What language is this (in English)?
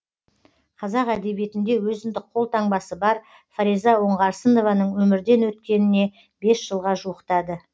Kazakh